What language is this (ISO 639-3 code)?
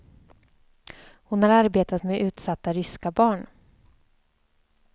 swe